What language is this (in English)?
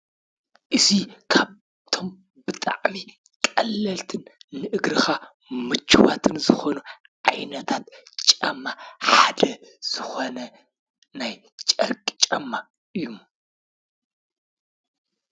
Tigrinya